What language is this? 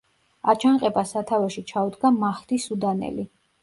Georgian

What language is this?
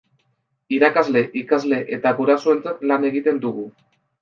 Basque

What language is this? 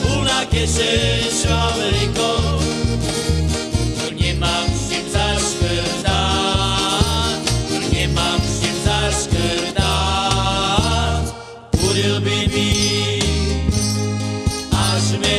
Slovak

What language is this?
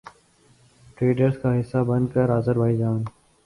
Urdu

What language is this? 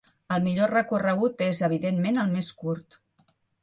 Catalan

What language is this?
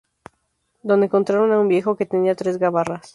Spanish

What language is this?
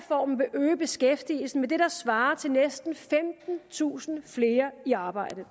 Danish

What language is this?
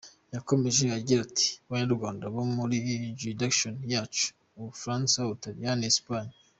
Kinyarwanda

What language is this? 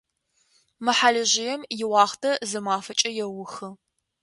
Adyghe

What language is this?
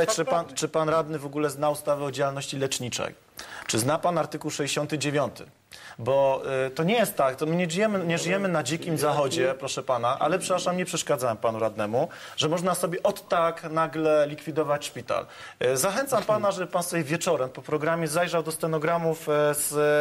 Polish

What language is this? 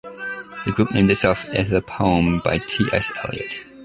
English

